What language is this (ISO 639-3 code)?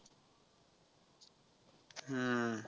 mar